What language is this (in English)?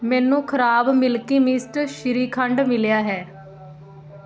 Punjabi